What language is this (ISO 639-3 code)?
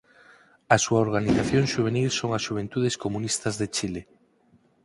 glg